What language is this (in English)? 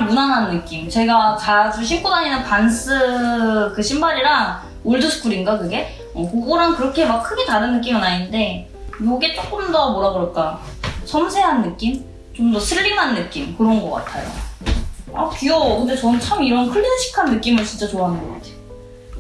Korean